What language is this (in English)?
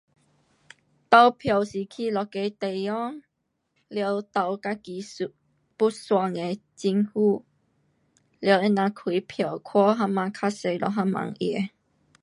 Pu-Xian Chinese